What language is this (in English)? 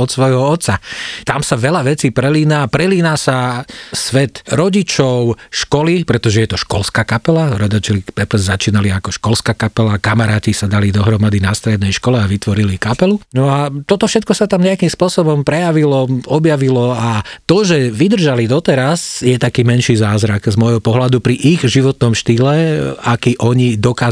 Slovak